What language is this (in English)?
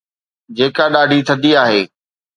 Sindhi